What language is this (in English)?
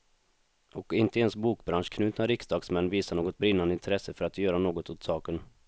Swedish